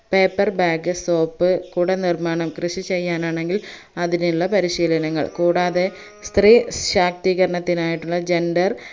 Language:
Malayalam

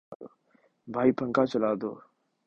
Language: Urdu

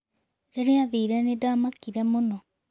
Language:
Kikuyu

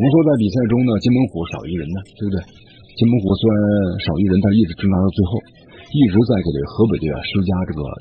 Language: Chinese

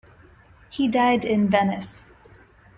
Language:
English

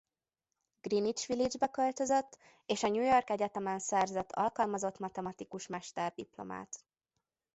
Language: Hungarian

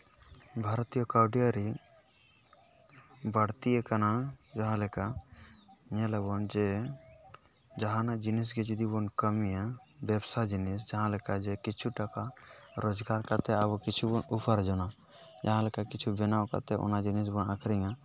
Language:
Santali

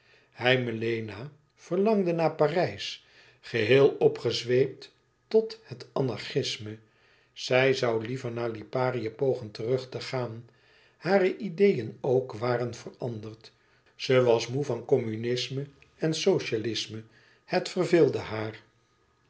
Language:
Dutch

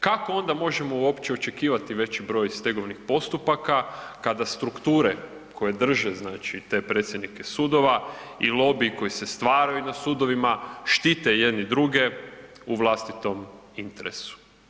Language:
Croatian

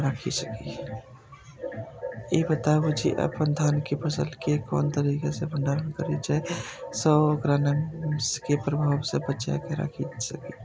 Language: Maithili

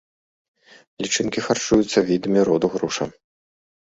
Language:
Belarusian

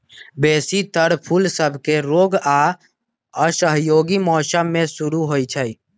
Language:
Magahi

